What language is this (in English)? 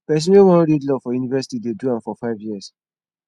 Nigerian Pidgin